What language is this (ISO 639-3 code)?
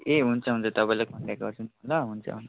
nep